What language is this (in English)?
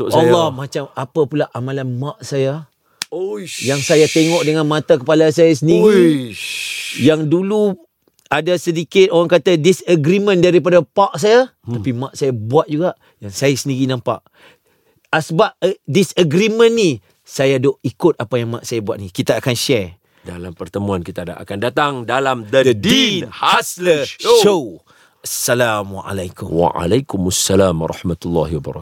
Malay